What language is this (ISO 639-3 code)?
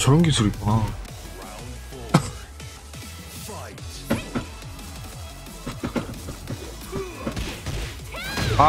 kor